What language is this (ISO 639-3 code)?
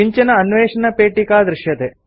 san